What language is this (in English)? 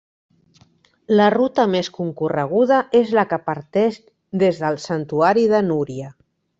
Catalan